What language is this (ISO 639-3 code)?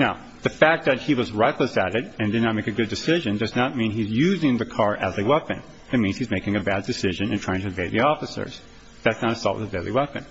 eng